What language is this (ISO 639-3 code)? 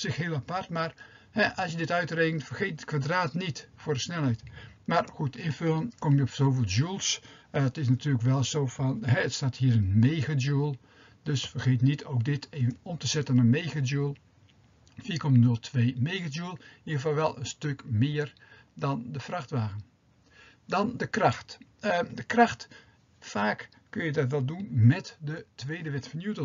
nld